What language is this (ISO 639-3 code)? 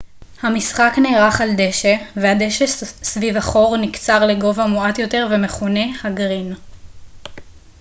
heb